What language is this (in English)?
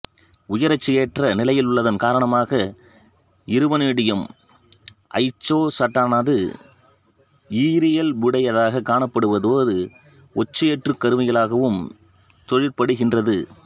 Tamil